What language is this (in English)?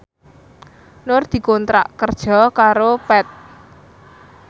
Javanese